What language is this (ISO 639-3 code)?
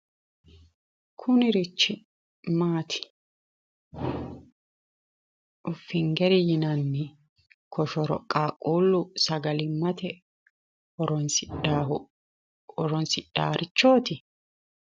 sid